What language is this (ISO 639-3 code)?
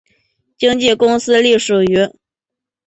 zho